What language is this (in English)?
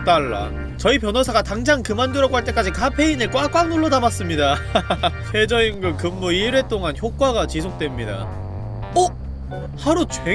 Korean